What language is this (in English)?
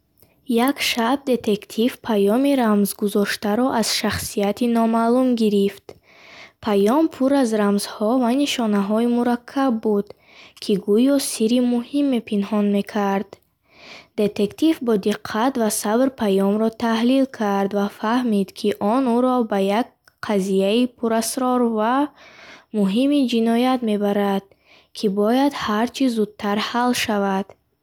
Bukharic